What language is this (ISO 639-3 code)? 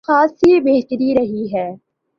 urd